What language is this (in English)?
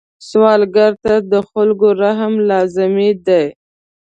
Pashto